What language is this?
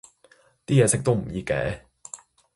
Cantonese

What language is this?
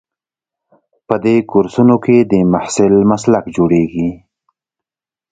Pashto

